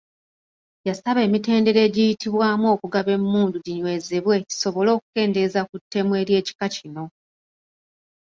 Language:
Ganda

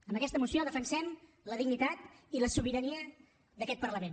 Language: Catalan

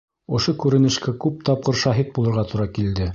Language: Bashkir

